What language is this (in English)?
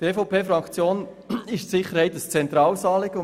Swiss German